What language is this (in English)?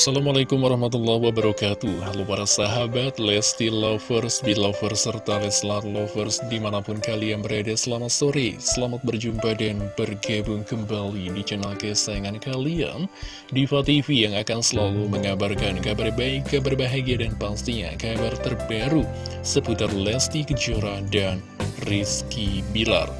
Indonesian